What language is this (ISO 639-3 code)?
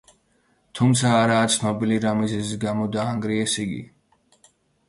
kat